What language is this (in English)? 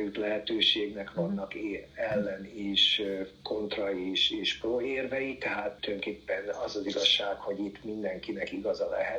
Hungarian